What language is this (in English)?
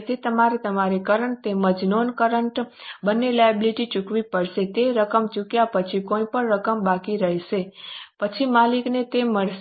Gujarati